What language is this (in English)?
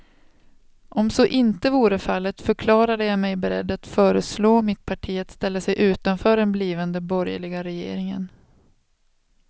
Swedish